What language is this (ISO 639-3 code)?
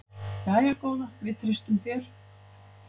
isl